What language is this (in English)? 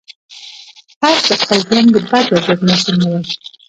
Pashto